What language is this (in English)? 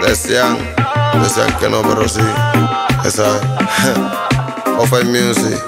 Vietnamese